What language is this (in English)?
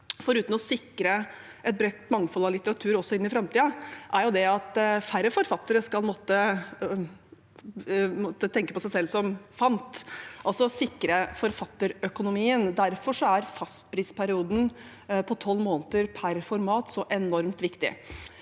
Norwegian